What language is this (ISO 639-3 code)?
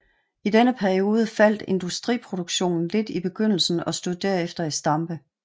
dan